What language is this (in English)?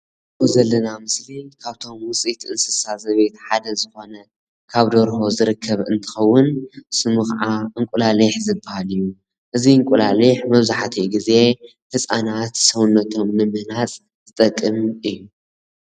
Tigrinya